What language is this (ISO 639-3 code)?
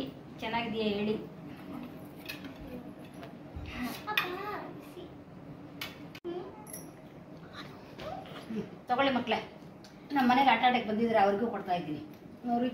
kan